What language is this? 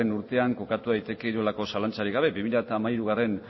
Basque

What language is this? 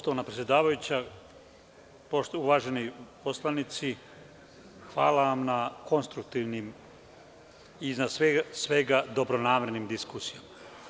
Serbian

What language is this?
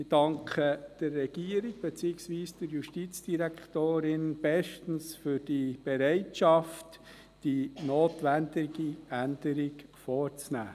Swiss German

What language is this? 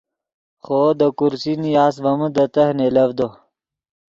Yidgha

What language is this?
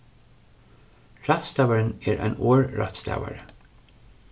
Faroese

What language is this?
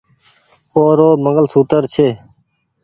Goaria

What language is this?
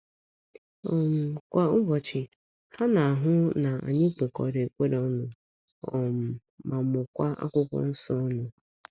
Igbo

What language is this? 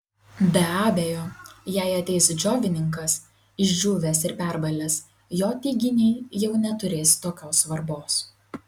Lithuanian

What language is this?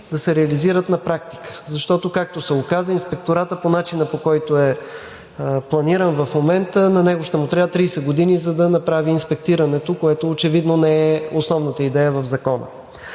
Bulgarian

